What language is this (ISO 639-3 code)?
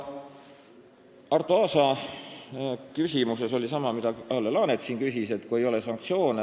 est